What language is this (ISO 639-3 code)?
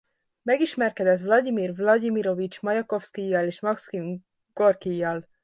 hun